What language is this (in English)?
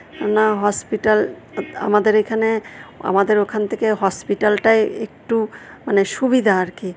Bangla